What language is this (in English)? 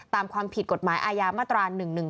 Thai